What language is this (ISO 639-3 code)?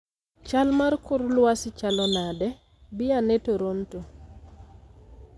luo